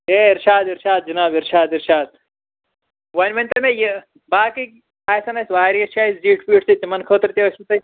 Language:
Kashmiri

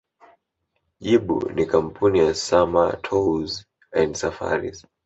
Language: Swahili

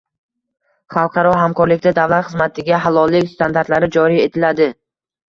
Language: Uzbek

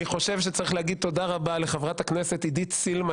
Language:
Hebrew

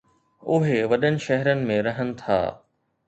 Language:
Sindhi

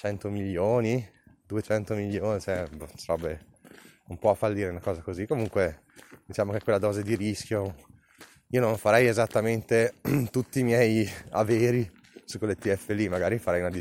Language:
Italian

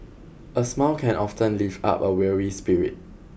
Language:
English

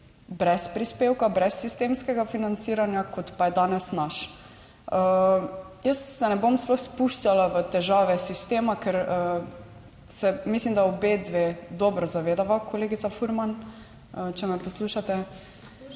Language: Slovenian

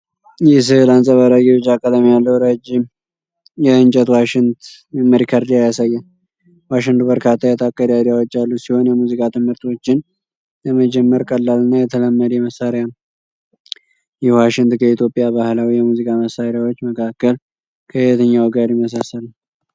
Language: Amharic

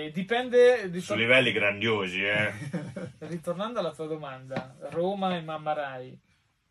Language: Italian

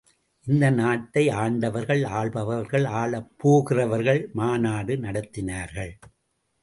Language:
Tamil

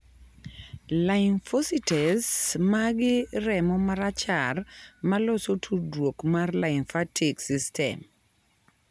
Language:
Luo (Kenya and Tanzania)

